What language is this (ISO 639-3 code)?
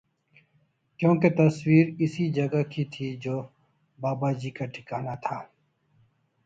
urd